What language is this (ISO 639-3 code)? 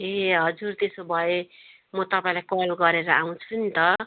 nep